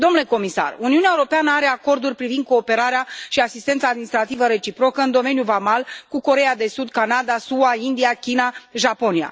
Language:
Romanian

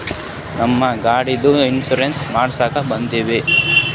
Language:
Kannada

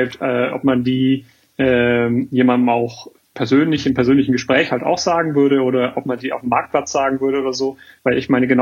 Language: German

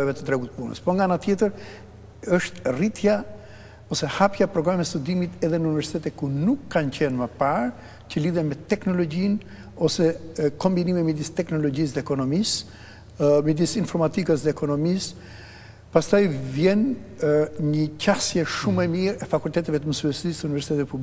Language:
Ukrainian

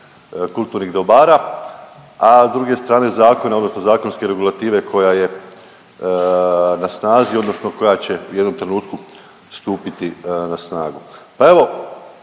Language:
Croatian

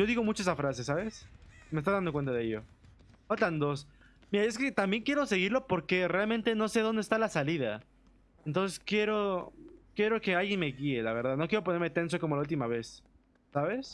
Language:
Spanish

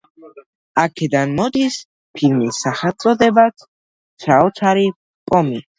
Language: Georgian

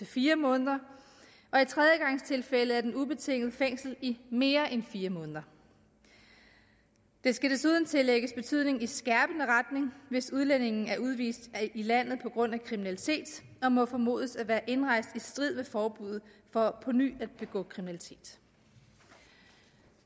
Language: Danish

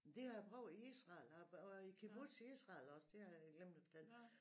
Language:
Danish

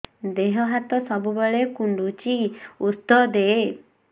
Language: Odia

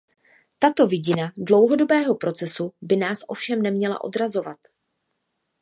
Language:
Czech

